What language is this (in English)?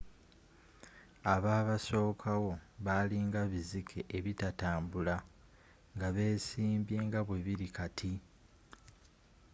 Ganda